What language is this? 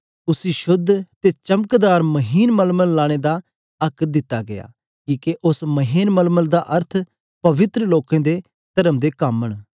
Dogri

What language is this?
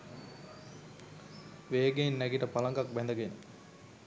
Sinhala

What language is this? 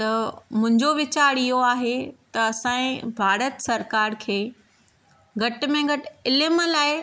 Sindhi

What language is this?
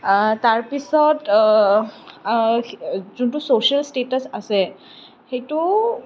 Assamese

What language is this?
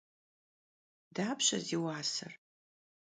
Kabardian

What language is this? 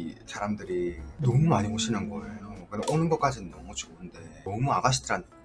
Korean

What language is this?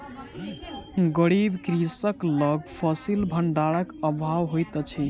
Maithili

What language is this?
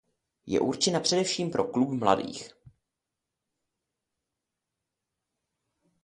Czech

